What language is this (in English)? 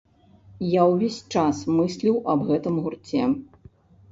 Belarusian